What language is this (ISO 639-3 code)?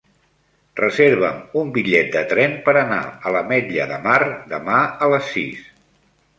cat